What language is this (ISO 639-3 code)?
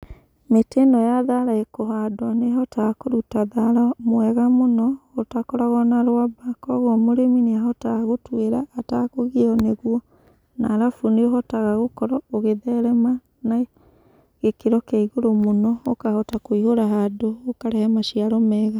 kik